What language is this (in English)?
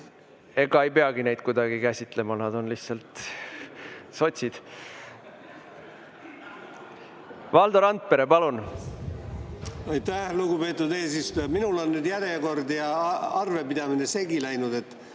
Estonian